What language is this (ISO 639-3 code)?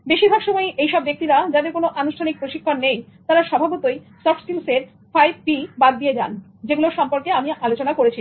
ben